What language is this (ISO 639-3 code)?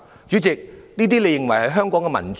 yue